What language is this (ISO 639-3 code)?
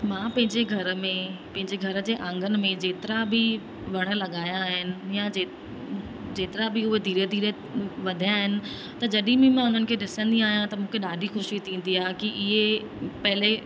snd